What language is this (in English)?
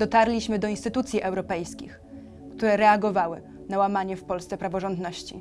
Polish